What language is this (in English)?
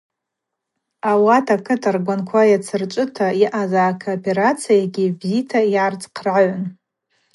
Abaza